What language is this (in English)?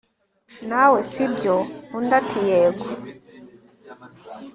Kinyarwanda